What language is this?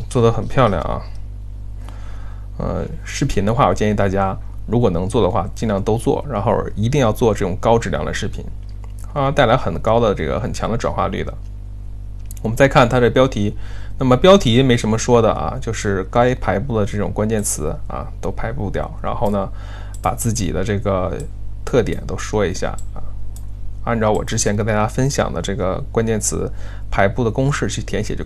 Chinese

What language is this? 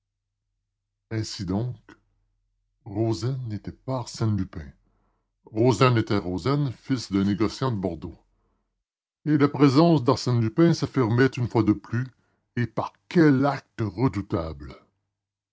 French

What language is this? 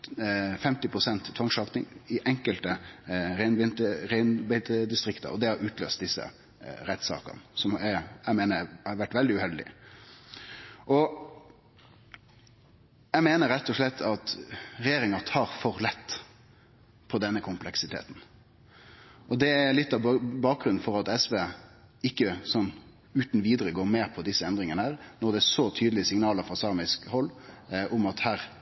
Norwegian Nynorsk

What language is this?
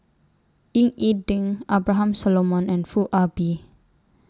English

